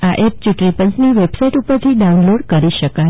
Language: Gujarati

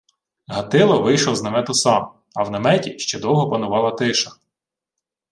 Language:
Ukrainian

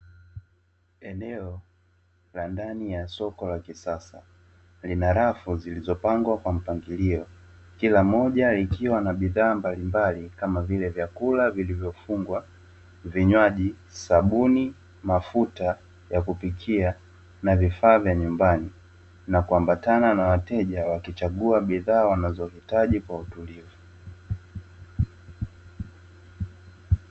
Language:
Swahili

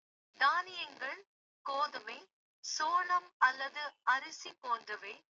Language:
Kota (India)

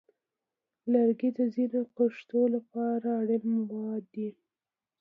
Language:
Pashto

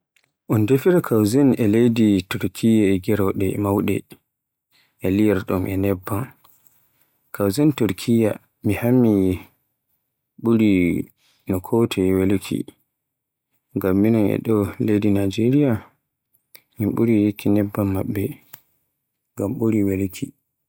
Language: Borgu Fulfulde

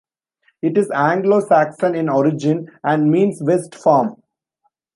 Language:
English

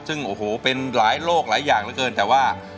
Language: Thai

